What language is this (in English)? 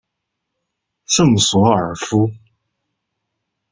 Chinese